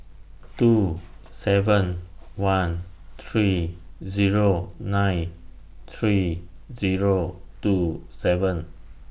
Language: English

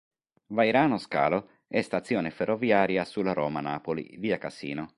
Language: Italian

